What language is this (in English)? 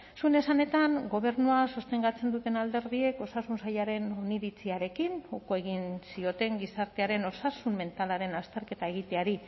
Basque